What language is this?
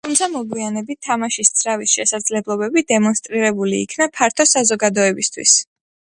Georgian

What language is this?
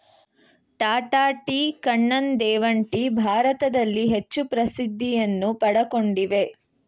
Kannada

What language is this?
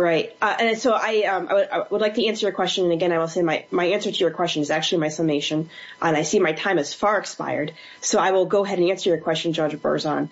English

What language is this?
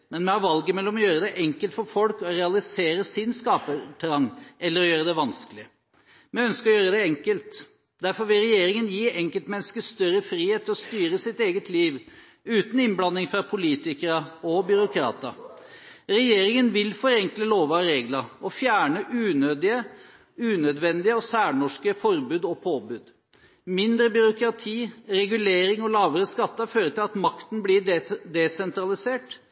Norwegian Bokmål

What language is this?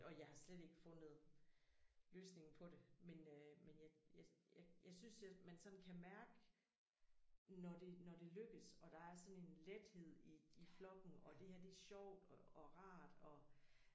Danish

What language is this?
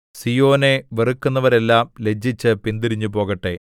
Malayalam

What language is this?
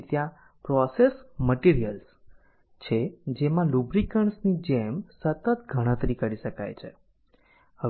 Gujarati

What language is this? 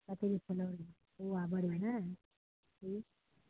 Maithili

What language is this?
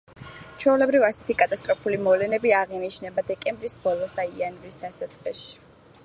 Georgian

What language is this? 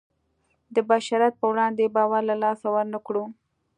Pashto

